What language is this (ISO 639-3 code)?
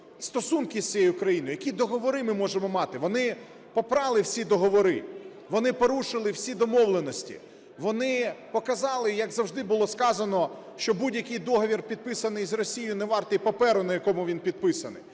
ukr